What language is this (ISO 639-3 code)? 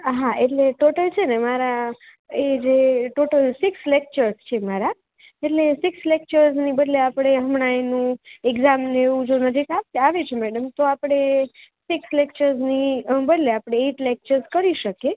guj